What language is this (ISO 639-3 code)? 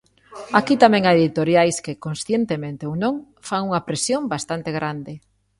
glg